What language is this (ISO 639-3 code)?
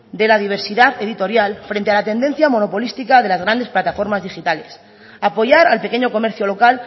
spa